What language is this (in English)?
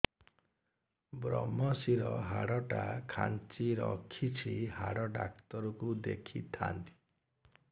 Odia